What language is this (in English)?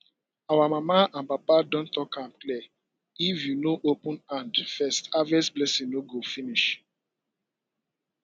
Nigerian Pidgin